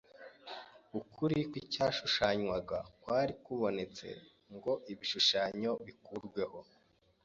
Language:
Kinyarwanda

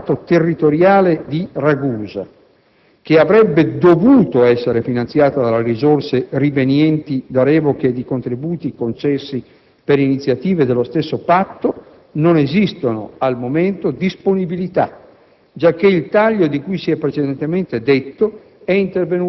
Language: Italian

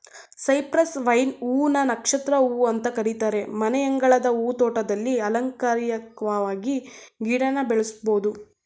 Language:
Kannada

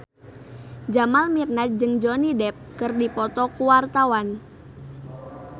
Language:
Sundanese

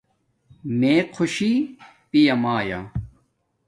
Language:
Domaaki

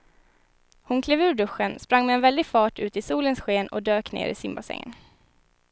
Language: Swedish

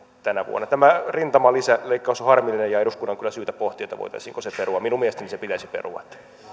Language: Finnish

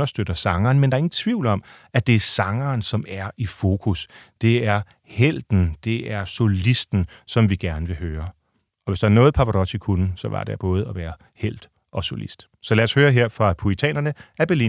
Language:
Danish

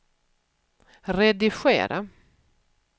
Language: Swedish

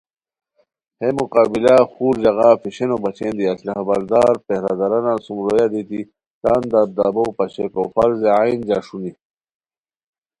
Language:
Khowar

